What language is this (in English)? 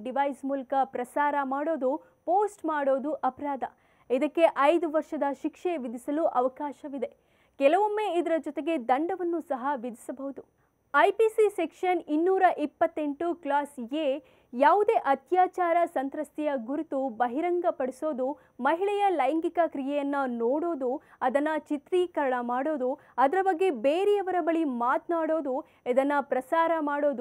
Kannada